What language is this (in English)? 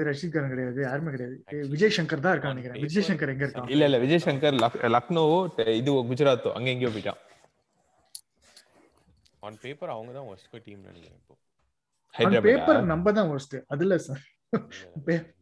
Tamil